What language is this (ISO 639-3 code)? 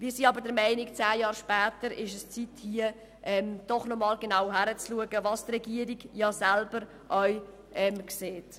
gsw